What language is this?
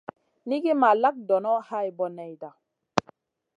Masana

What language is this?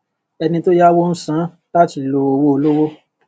Yoruba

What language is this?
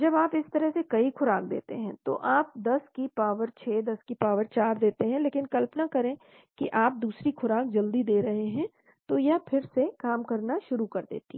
Hindi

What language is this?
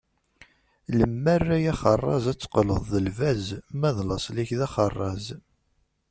Kabyle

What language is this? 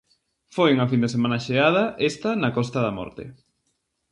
Galician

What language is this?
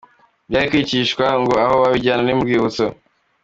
Kinyarwanda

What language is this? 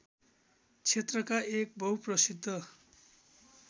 Nepali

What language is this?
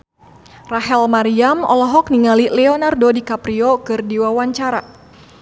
Sundanese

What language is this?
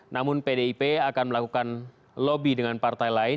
Indonesian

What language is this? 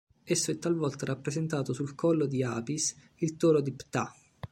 Italian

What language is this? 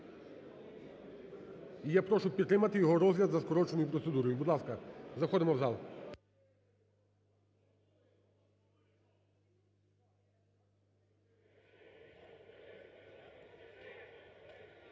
Ukrainian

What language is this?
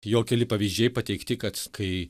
Lithuanian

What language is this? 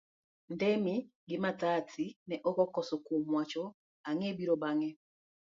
Luo (Kenya and Tanzania)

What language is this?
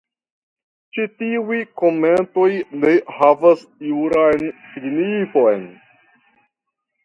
Esperanto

